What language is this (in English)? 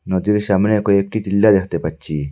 Bangla